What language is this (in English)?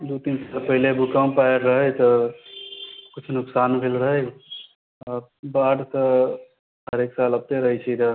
Maithili